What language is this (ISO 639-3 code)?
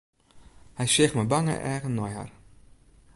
fry